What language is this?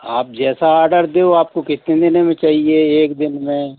Hindi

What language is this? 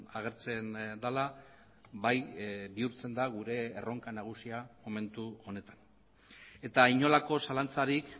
Basque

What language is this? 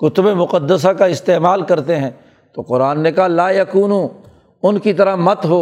Urdu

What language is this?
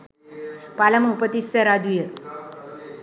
Sinhala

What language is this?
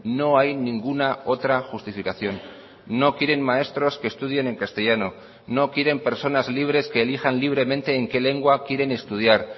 Spanish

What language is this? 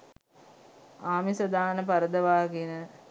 Sinhala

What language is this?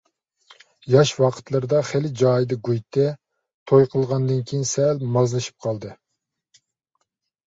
Uyghur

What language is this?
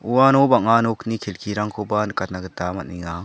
Garo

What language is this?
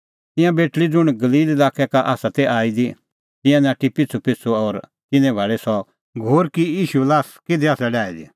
Kullu Pahari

